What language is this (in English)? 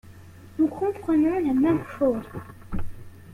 French